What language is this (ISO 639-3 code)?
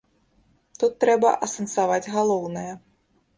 bel